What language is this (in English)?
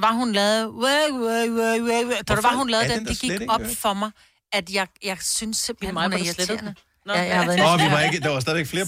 Danish